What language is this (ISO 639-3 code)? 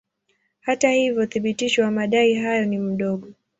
swa